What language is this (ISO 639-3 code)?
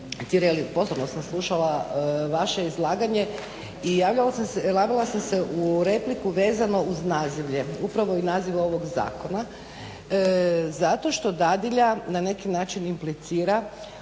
hrv